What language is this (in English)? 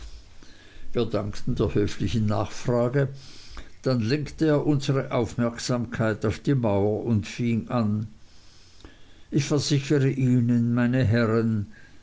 German